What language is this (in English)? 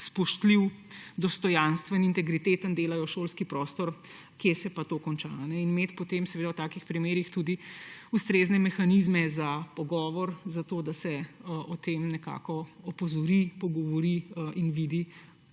Slovenian